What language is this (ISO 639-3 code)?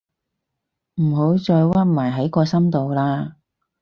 yue